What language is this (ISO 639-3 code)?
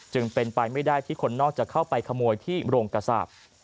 tha